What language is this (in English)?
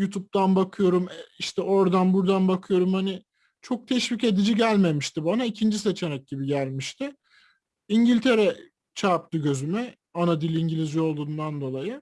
Turkish